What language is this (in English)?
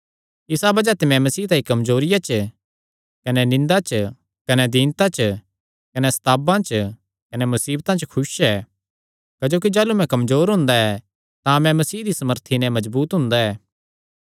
Kangri